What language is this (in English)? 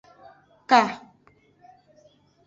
Aja (Benin)